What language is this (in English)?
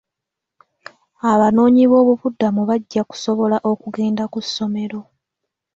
Ganda